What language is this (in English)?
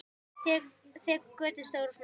Icelandic